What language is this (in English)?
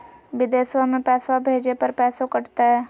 Magahi